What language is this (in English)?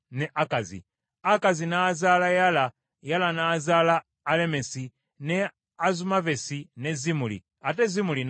Ganda